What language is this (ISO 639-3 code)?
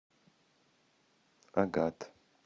rus